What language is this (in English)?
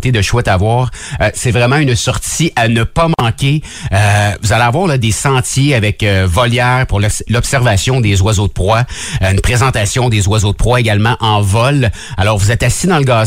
French